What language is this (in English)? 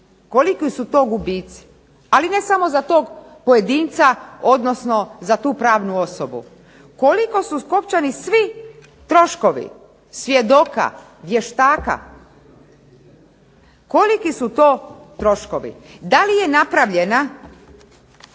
Croatian